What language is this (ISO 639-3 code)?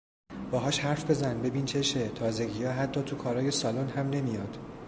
fas